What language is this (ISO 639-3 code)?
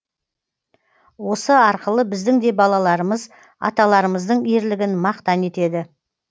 kaz